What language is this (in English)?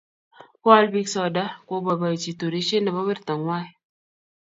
Kalenjin